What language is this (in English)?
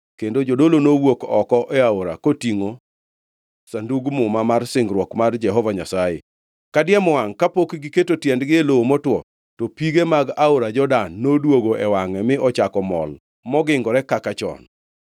Luo (Kenya and Tanzania)